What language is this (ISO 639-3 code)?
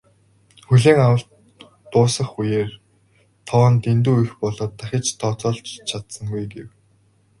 mon